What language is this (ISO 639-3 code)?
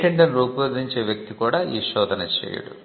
tel